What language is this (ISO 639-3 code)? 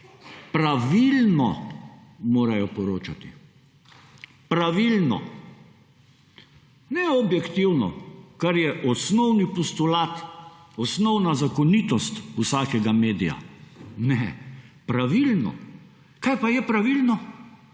slv